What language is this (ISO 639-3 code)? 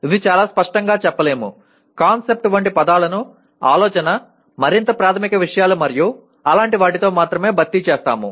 tel